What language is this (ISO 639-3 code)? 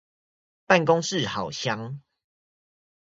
zho